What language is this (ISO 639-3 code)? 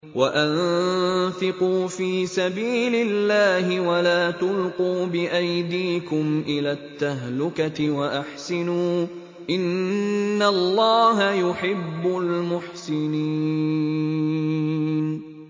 ara